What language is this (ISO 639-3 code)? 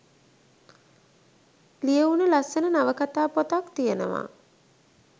sin